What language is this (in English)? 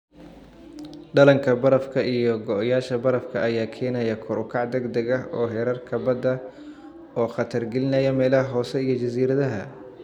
Somali